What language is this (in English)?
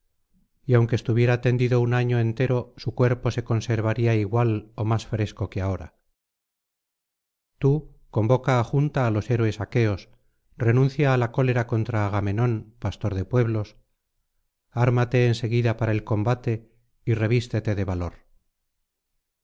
Spanish